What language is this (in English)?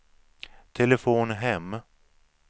Swedish